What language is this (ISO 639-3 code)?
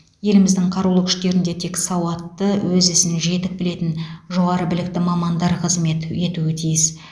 kaz